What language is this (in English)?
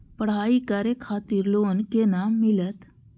Maithili